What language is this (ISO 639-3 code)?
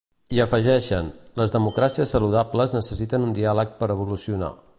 cat